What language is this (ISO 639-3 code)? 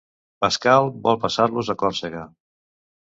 cat